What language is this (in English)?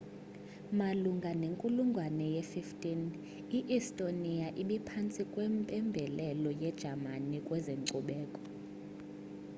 Xhosa